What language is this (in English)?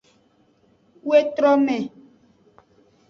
Aja (Benin)